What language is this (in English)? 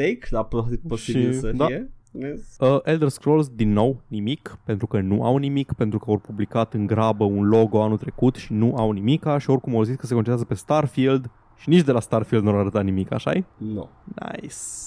Romanian